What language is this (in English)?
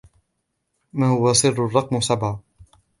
Arabic